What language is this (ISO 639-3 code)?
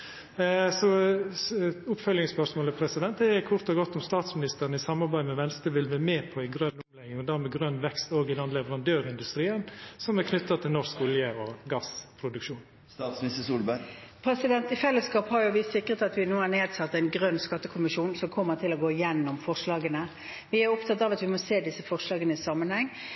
nor